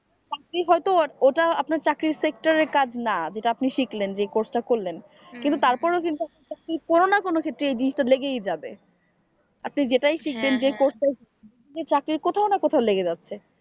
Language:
Bangla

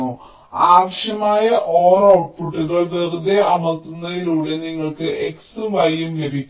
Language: Malayalam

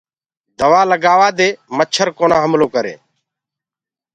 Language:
Gurgula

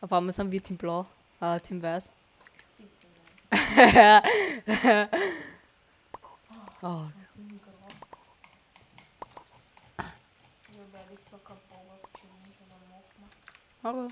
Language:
German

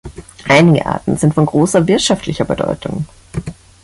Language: German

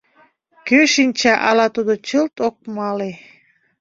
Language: Mari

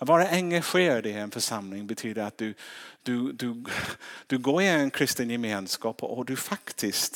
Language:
Swedish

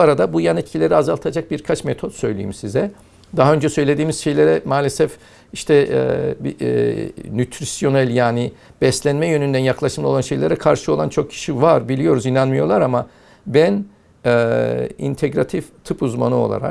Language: Turkish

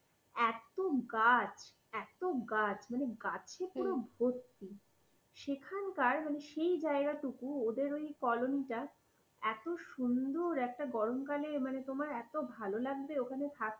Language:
Bangla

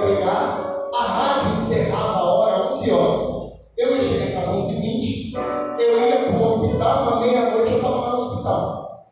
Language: Portuguese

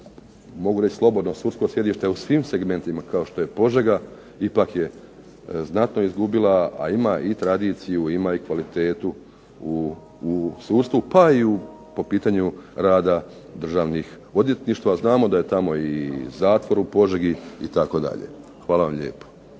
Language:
Croatian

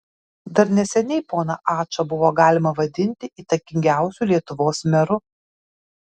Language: Lithuanian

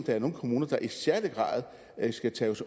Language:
Danish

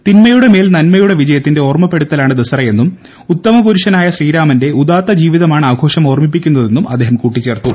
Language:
Malayalam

